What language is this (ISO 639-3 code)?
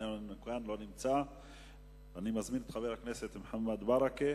heb